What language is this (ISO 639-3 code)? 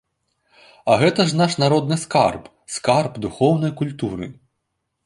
bel